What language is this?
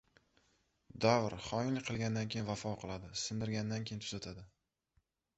Uzbek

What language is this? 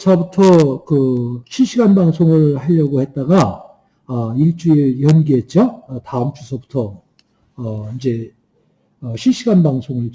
Korean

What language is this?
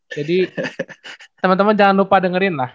Indonesian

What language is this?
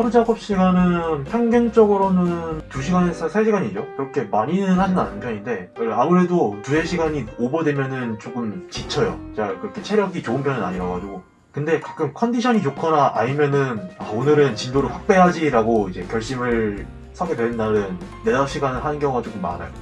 Korean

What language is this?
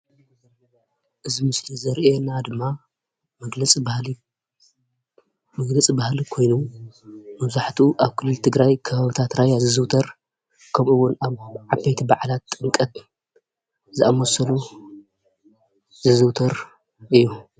Tigrinya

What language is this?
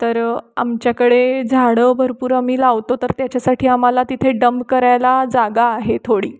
Marathi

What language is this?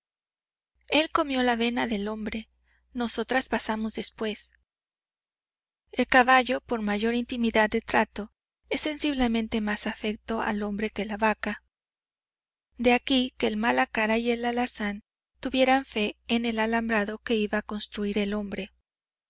Spanish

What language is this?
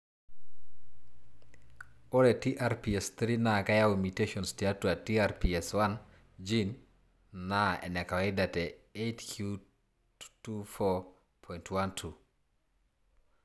Masai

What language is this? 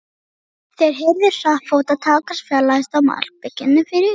Icelandic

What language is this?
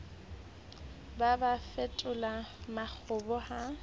Southern Sotho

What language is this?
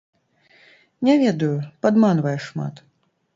Belarusian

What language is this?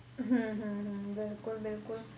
Punjabi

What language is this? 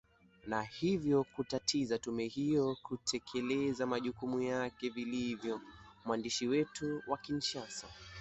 Swahili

